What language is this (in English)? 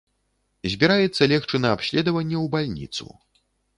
Belarusian